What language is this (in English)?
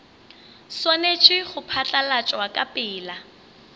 Northern Sotho